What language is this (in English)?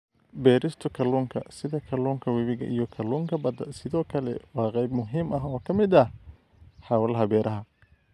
Somali